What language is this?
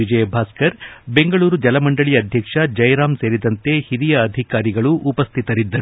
Kannada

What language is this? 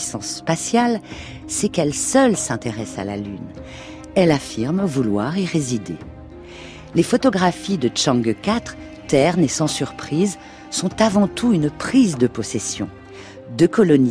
French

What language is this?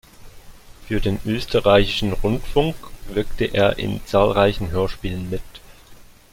German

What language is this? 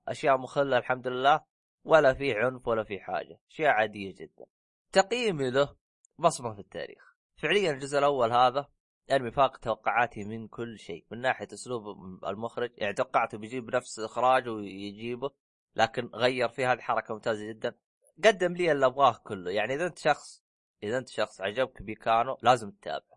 Arabic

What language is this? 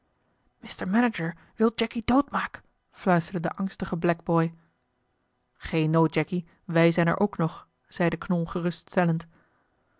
Dutch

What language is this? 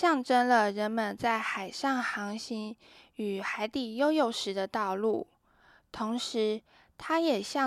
Chinese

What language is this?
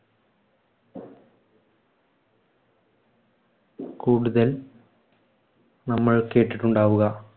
Malayalam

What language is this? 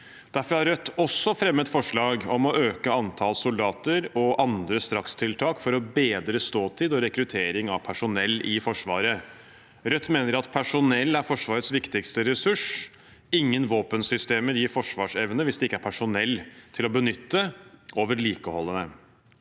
Norwegian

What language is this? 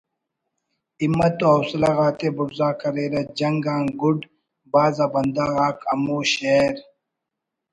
Brahui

